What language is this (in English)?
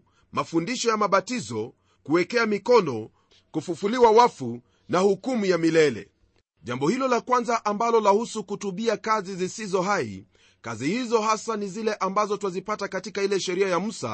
Swahili